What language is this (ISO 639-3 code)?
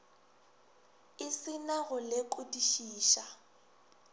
nso